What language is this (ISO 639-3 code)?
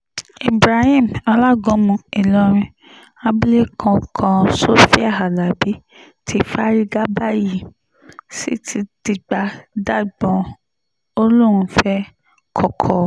yor